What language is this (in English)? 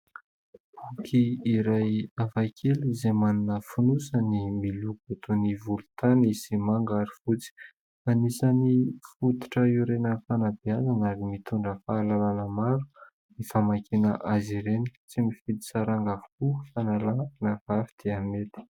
Malagasy